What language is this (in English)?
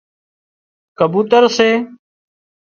Wadiyara Koli